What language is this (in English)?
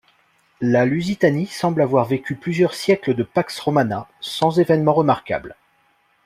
French